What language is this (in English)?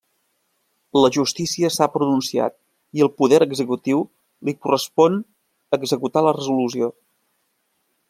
Catalan